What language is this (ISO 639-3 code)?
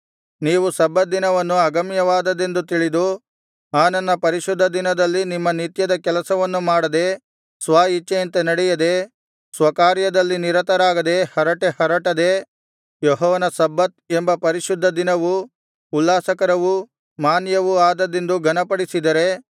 kan